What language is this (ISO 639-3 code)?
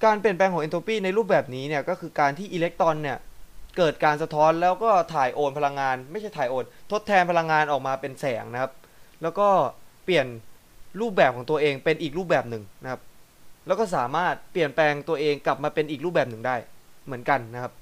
tha